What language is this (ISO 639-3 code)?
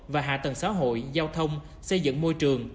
vie